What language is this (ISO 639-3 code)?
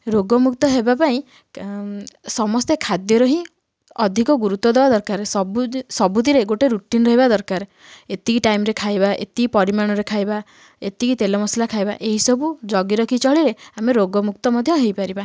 ori